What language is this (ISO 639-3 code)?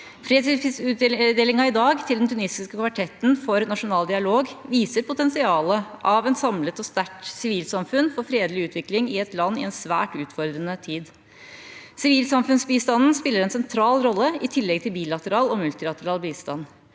nor